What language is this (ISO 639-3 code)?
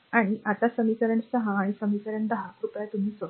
mar